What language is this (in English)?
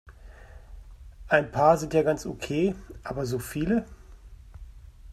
German